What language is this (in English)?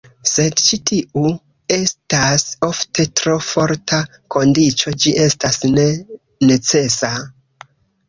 Esperanto